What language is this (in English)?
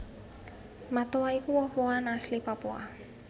Javanese